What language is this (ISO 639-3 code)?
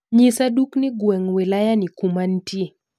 luo